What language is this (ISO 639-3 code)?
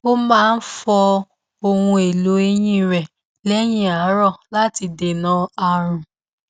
yor